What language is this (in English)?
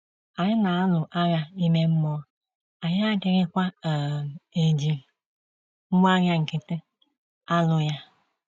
Igbo